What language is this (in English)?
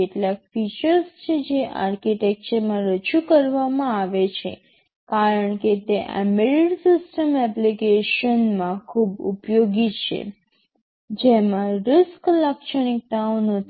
Gujarati